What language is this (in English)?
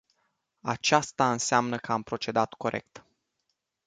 Romanian